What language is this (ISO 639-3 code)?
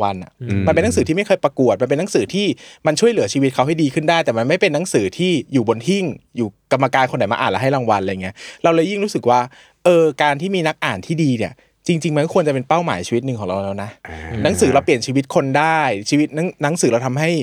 tha